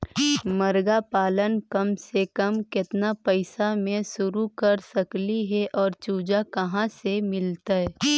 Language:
Magahi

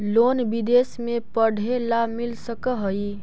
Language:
Magahi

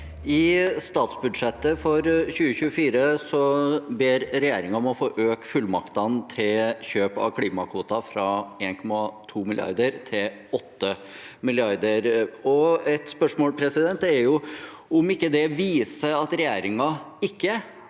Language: Norwegian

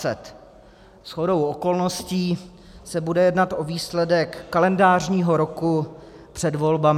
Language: Czech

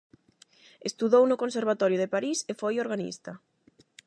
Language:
Galician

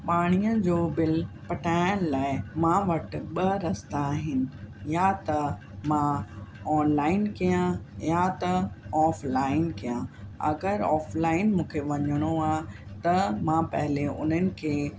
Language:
Sindhi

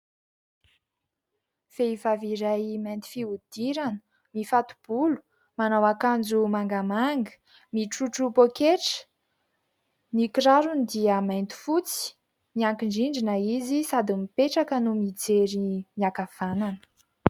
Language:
Malagasy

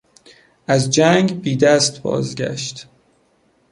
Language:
Persian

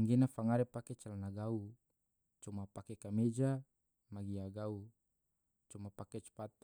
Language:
Tidore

